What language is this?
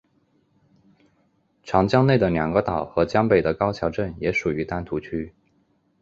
Chinese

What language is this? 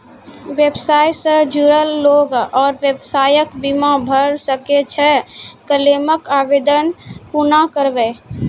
Maithili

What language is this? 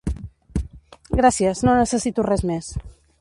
Catalan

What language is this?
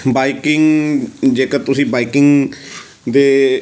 Punjabi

